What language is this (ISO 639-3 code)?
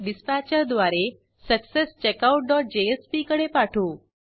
mar